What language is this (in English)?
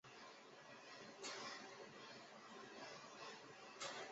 Chinese